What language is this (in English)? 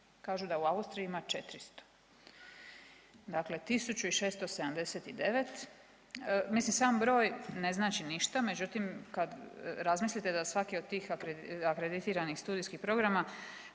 Croatian